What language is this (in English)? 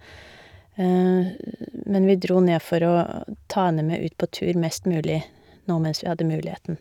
Norwegian